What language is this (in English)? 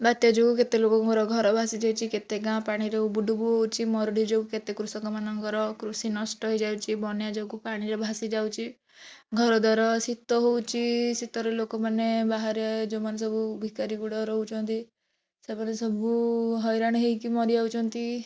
Odia